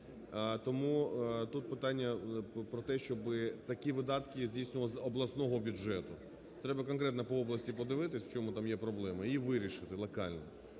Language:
Ukrainian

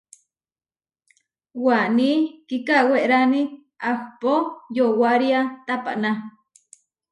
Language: Huarijio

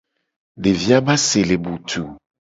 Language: Gen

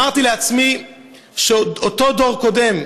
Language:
Hebrew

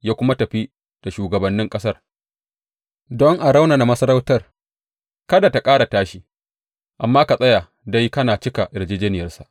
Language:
Hausa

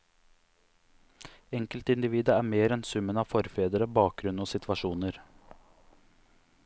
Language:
Norwegian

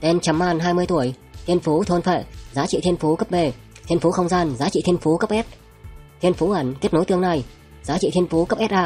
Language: Vietnamese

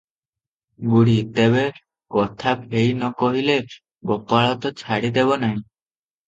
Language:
Odia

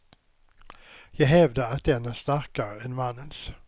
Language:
Swedish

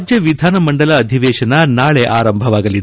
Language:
Kannada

